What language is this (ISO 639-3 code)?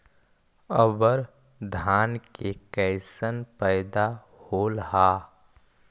mag